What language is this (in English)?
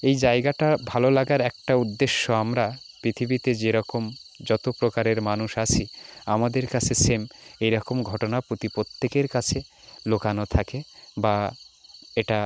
Bangla